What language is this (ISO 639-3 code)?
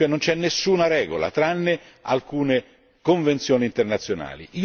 ita